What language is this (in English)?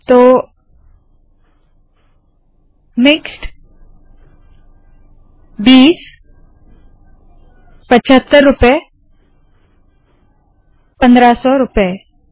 Hindi